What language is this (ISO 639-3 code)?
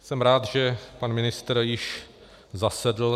ces